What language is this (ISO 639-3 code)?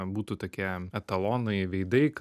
lit